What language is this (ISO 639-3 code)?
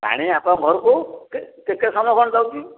ori